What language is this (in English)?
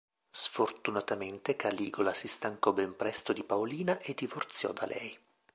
Italian